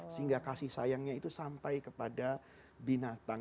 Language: Indonesian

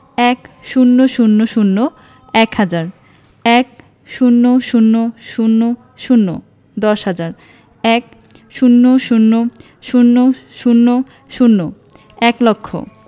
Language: Bangla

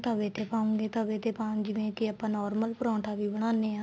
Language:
Punjabi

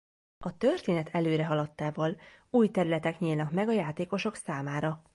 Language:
Hungarian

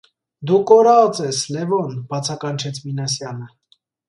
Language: Armenian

